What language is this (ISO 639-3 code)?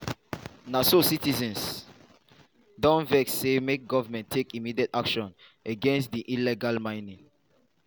pcm